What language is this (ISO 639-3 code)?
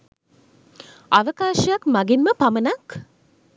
sin